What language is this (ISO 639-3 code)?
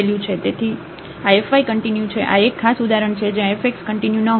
guj